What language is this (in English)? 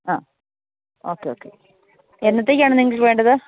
Malayalam